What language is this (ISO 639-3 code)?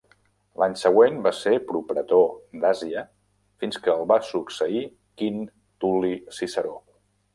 cat